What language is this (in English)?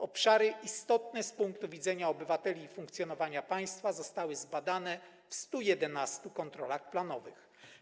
Polish